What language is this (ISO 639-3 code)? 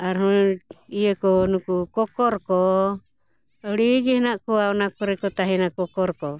sat